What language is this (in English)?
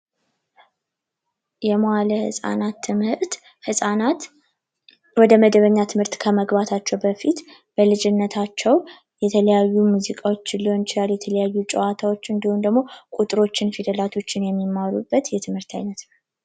Amharic